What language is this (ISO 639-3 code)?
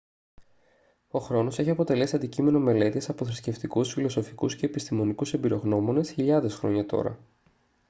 ell